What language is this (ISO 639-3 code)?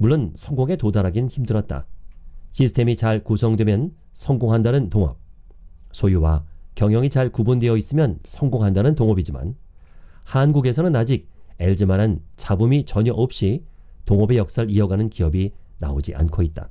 kor